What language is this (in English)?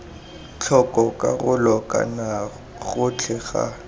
Tswana